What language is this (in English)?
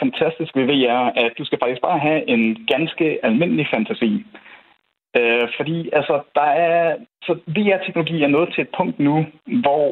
Danish